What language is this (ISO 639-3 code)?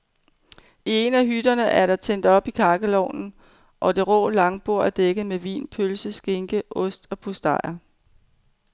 dan